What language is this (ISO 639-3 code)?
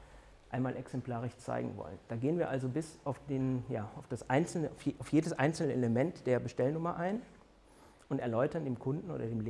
deu